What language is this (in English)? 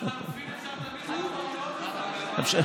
Hebrew